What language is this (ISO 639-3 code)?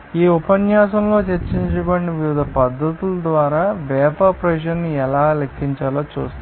tel